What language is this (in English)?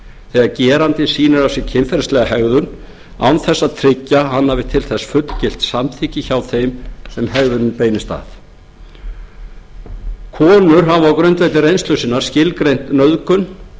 Icelandic